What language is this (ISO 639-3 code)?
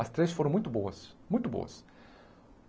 por